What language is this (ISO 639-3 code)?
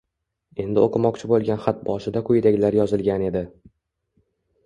uzb